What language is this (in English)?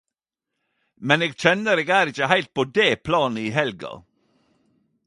Norwegian Nynorsk